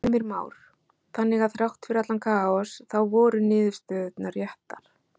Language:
Icelandic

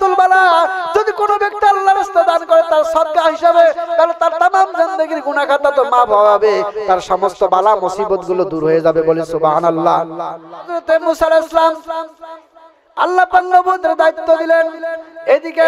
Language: Bangla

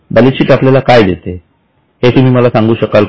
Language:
Marathi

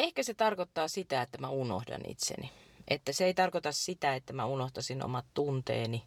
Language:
Finnish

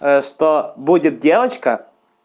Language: Russian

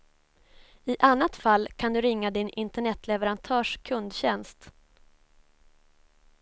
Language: Swedish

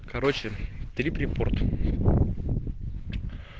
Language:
Russian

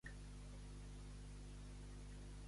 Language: Catalan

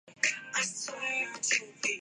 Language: Urdu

